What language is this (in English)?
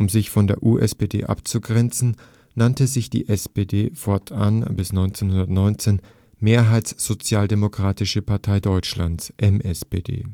German